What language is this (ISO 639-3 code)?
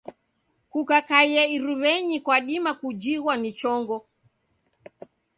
dav